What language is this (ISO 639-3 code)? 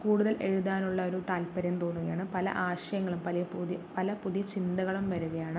mal